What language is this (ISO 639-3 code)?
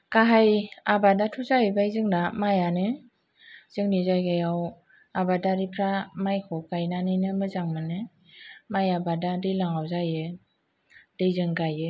brx